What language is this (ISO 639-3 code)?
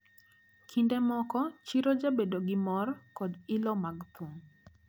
luo